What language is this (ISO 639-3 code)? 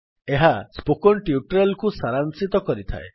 ori